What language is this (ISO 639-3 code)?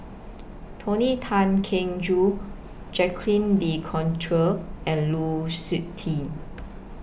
eng